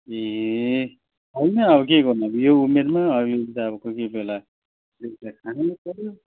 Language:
Nepali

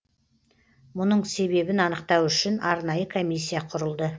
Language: Kazakh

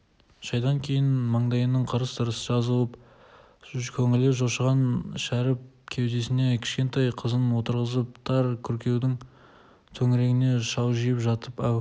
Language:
Kazakh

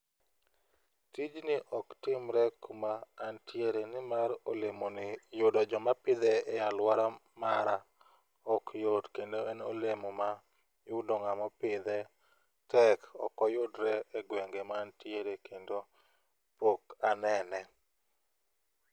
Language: Luo (Kenya and Tanzania)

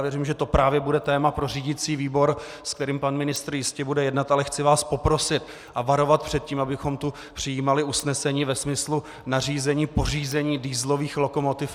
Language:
Czech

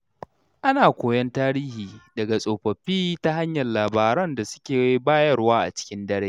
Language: Hausa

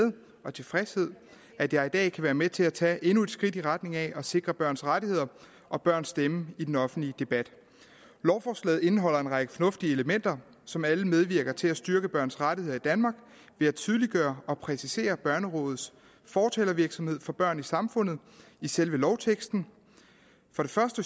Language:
Danish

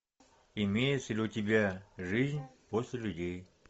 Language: Russian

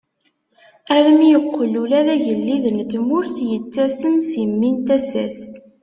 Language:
Kabyle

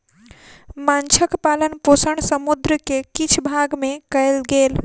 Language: Maithili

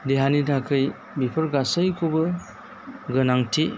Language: Bodo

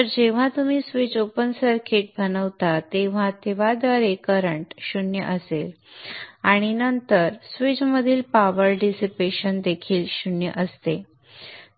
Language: Marathi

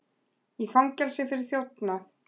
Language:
Icelandic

